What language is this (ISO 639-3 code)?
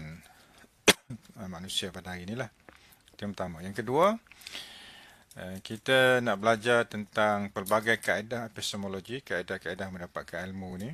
msa